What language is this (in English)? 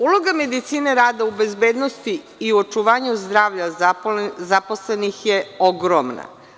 Serbian